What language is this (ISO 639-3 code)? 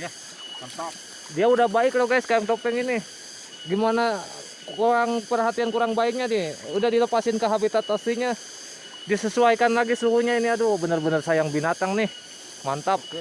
ind